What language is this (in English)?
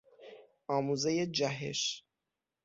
Persian